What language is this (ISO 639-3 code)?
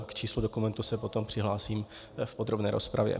ces